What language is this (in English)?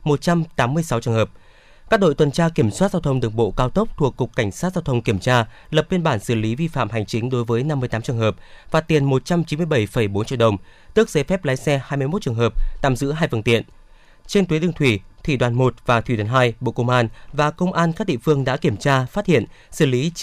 Vietnamese